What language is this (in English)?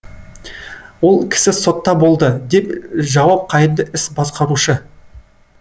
Kazakh